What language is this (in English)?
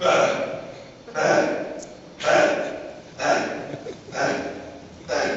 Swedish